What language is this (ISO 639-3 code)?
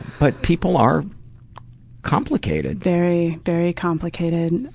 eng